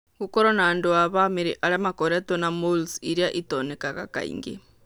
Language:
Kikuyu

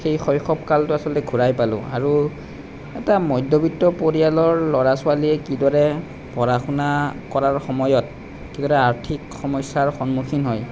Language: Assamese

